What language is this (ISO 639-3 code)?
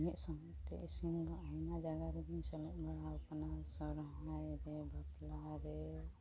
sat